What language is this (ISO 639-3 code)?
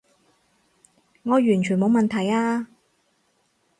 yue